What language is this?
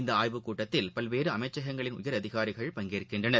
Tamil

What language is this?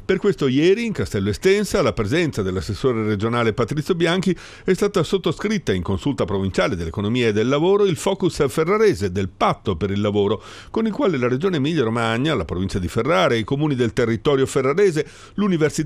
Italian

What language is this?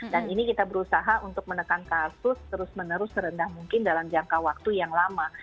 Indonesian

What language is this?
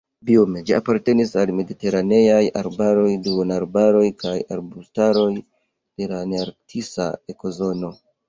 Esperanto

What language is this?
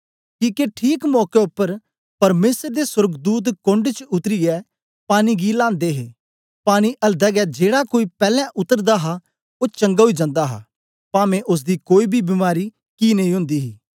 Dogri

